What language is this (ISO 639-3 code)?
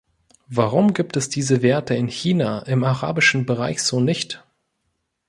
deu